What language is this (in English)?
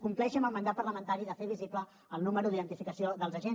Catalan